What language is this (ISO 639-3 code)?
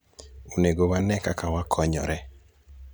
luo